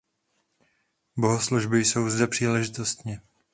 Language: Czech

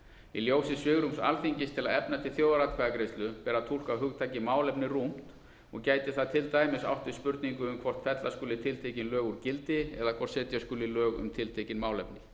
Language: Icelandic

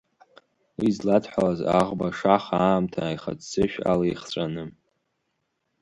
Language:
Abkhazian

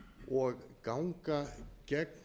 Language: Icelandic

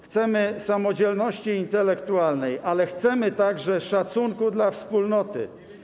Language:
Polish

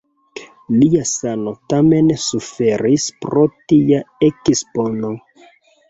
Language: Esperanto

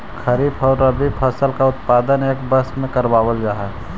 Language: Magahi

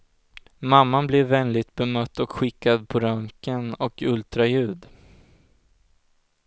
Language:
Swedish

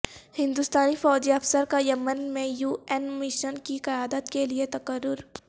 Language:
Urdu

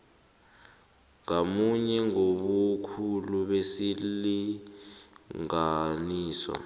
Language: South Ndebele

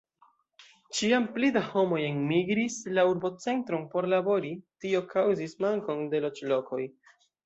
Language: Esperanto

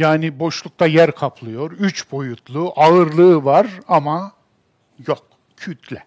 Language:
Turkish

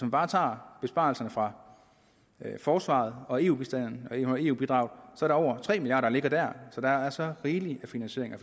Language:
Danish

